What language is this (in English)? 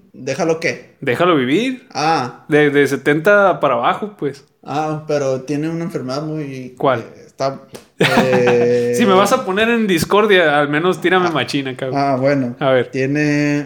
Spanish